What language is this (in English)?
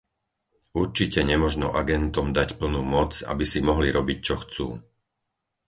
Slovak